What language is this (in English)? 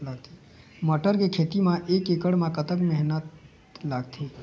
Chhattisgarhi